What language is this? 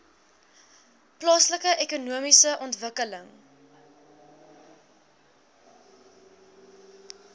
Afrikaans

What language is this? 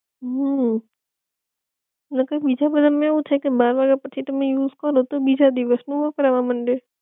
Gujarati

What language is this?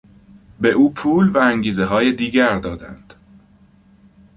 Persian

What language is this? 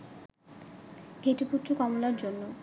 Bangla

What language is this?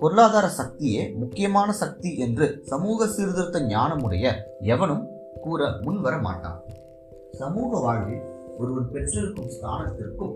Tamil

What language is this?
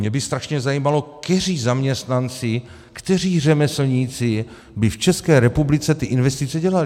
Czech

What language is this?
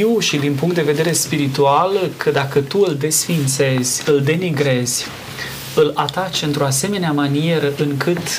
Romanian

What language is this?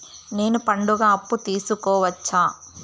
Telugu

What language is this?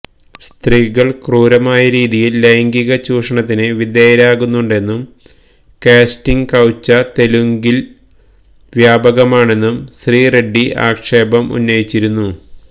Malayalam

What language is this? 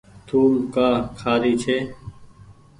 Goaria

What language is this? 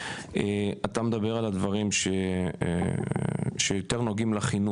Hebrew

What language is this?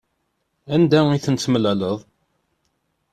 Kabyle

